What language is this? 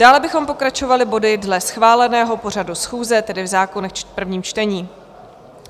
Czech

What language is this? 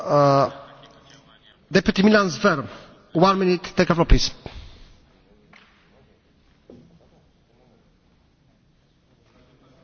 Slovenian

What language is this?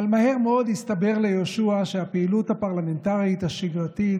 Hebrew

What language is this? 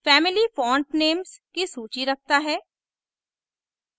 Hindi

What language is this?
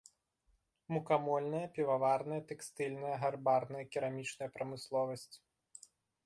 Belarusian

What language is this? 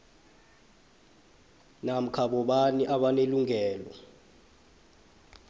South Ndebele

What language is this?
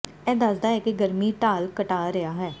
Punjabi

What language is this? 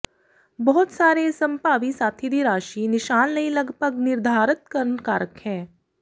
Punjabi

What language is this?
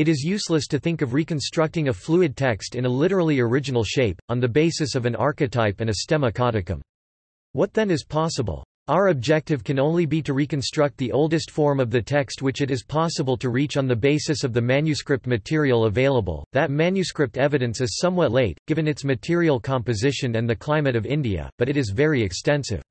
English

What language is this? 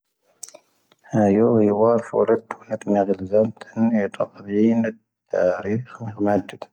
Tahaggart Tamahaq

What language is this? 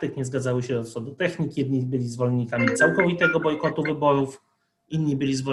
Polish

